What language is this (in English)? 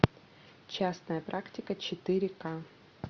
Russian